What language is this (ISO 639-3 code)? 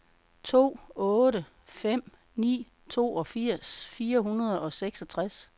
dan